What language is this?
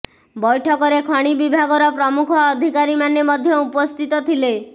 Odia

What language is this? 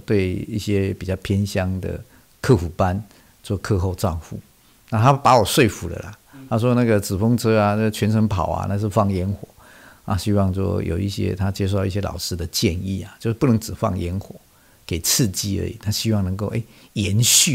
Chinese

